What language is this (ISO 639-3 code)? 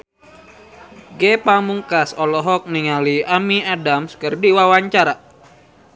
sun